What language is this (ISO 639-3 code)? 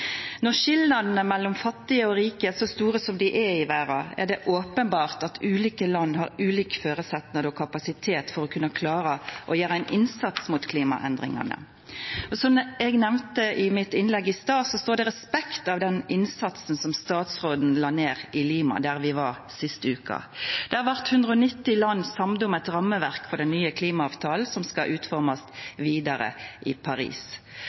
nno